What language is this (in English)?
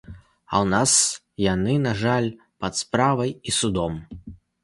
Belarusian